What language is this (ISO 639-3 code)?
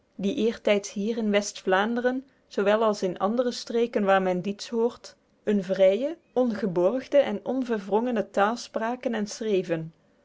nld